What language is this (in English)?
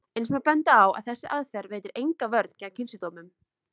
Icelandic